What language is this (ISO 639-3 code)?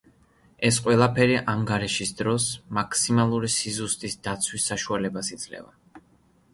kat